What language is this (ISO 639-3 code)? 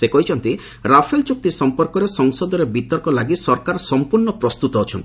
ori